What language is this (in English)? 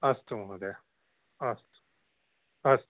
Sanskrit